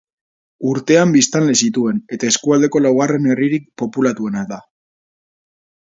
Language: Basque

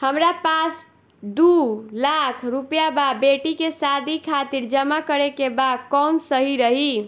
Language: Bhojpuri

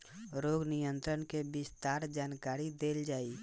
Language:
Bhojpuri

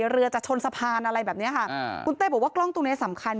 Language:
Thai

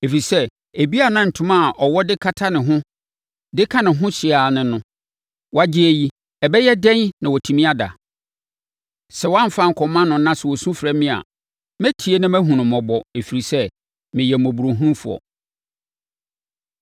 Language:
Akan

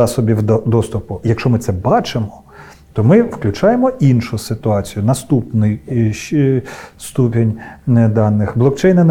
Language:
Ukrainian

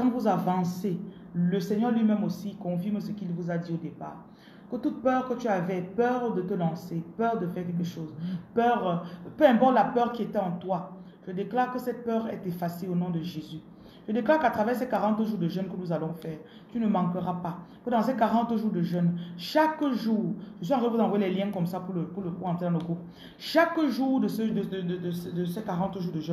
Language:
French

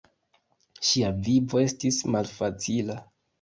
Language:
Esperanto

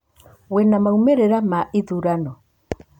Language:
Kikuyu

